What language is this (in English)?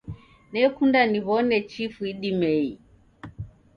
Taita